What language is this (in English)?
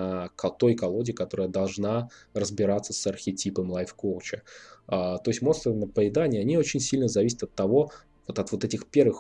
Russian